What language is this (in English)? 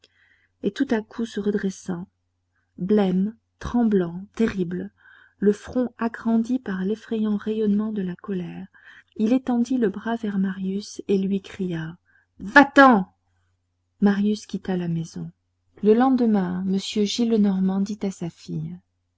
French